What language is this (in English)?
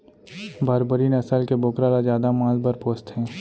Chhattisgarhi